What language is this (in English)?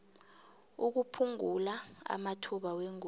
South Ndebele